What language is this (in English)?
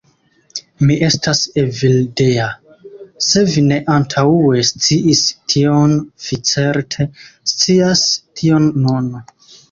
Esperanto